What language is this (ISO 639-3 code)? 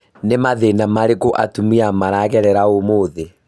kik